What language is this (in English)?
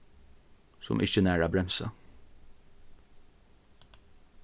Faroese